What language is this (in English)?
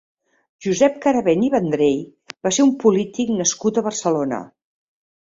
Catalan